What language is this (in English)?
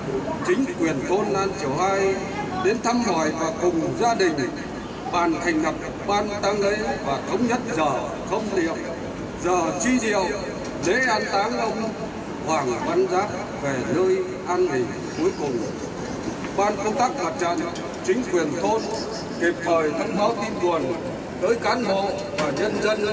Vietnamese